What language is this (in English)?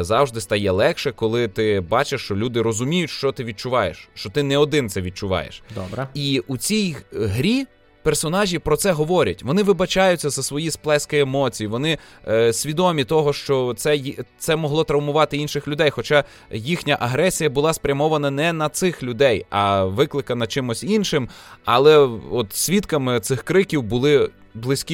Ukrainian